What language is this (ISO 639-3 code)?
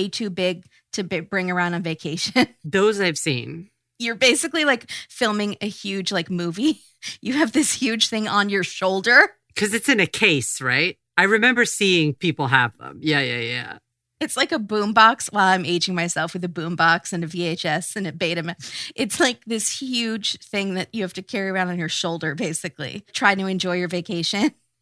eng